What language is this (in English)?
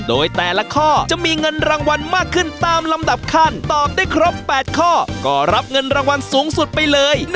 Thai